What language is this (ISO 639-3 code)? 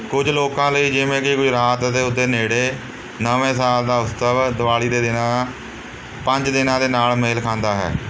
pan